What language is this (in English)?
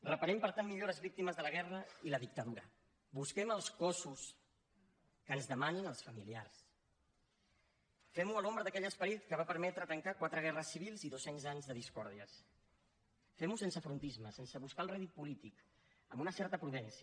Catalan